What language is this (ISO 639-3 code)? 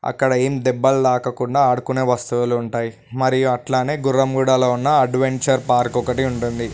tel